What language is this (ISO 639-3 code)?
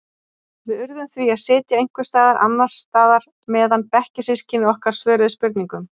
isl